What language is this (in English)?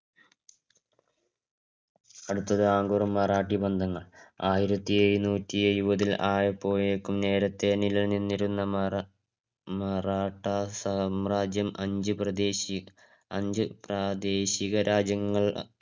Malayalam